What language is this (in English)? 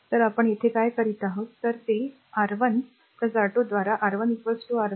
Marathi